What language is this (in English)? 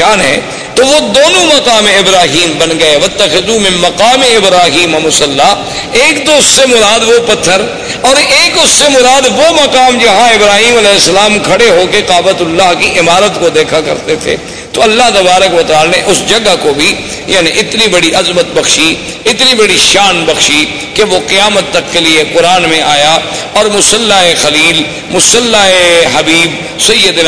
Urdu